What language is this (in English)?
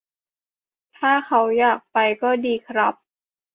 Thai